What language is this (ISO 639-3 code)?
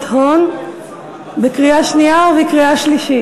heb